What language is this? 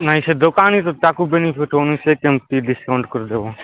Odia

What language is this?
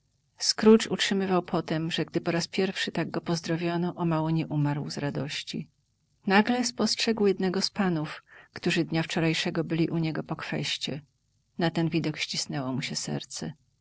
Polish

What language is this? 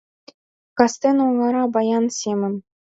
Mari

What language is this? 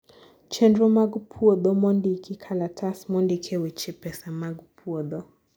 Luo (Kenya and Tanzania)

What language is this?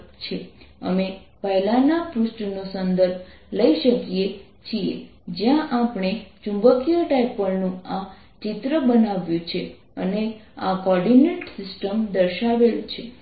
Gujarati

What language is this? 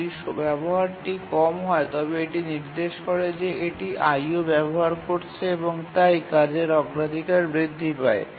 Bangla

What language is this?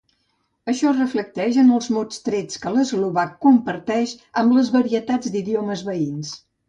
Catalan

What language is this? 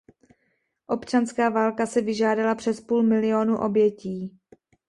Czech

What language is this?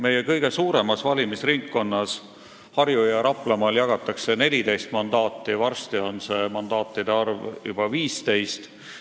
Estonian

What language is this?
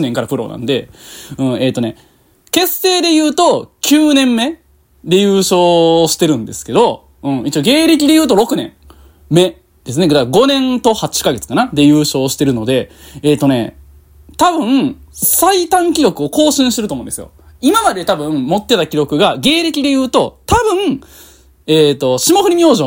Japanese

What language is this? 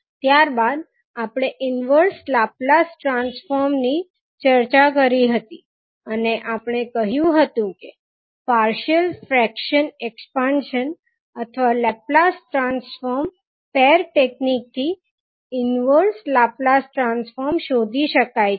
Gujarati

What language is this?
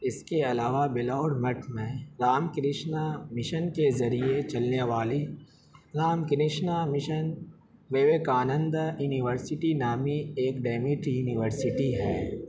Urdu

